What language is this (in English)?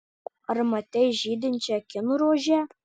Lithuanian